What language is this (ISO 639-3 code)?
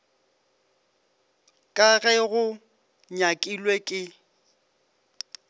nso